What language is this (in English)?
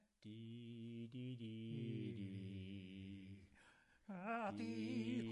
Welsh